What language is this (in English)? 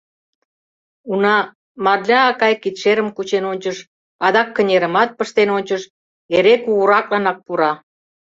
Mari